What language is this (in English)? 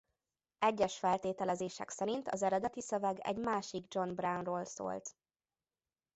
Hungarian